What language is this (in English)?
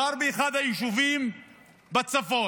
Hebrew